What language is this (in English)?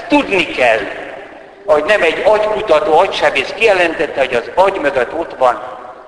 Hungarian